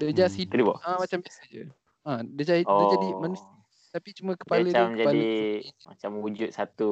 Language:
Malay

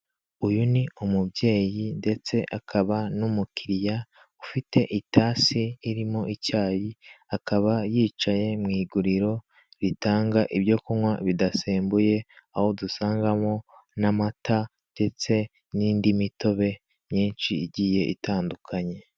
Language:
Kinyarwanda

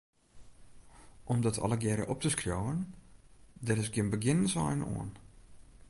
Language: Western Frisian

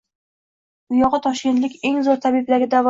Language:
Uzbek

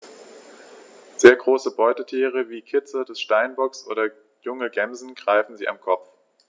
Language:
German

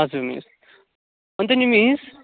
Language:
Nepali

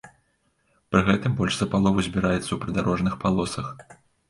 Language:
Belarusian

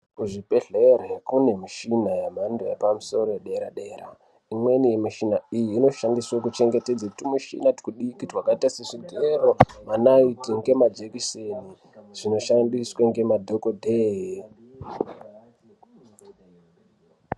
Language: Ndau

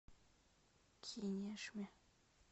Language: Russian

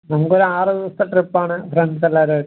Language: Malayalam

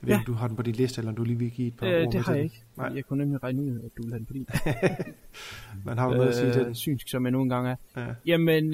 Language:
Danish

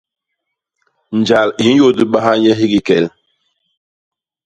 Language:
Basaa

